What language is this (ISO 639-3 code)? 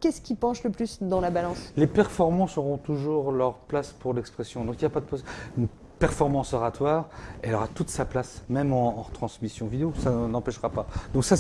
fra